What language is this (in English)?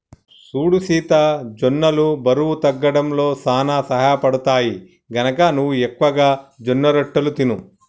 Telugu